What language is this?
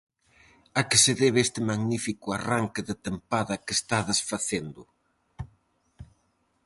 Galician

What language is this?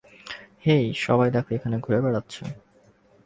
Bangla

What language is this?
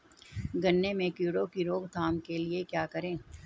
Hindi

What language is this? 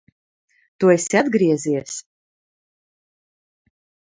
Latvian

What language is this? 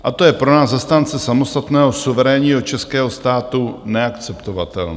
Czech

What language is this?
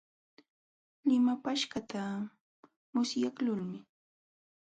Jauja Wanca Quechua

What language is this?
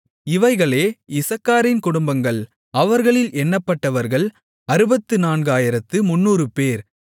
Tamil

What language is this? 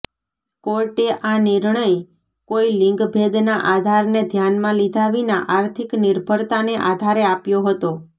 Gujarati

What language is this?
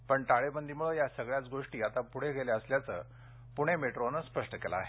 Marathi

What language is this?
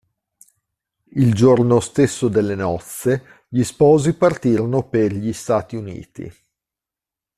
Italian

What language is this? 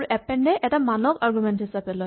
Assamese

